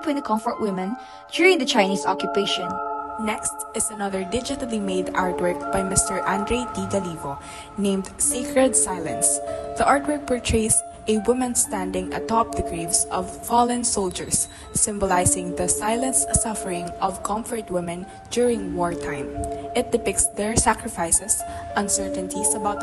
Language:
English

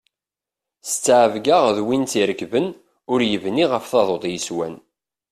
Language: Kabyle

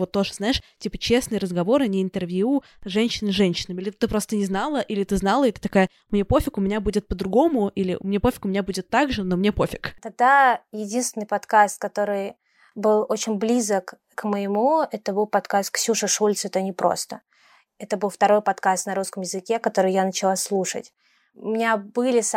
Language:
Russian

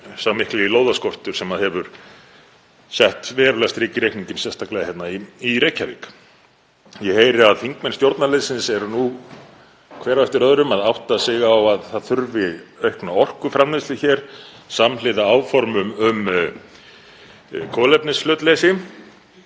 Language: Icelandic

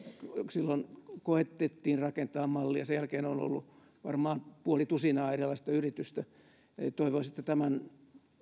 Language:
Finnish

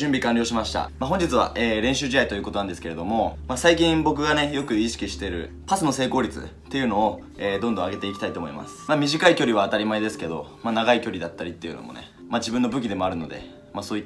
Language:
Japanese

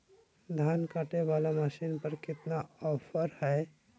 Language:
Magahi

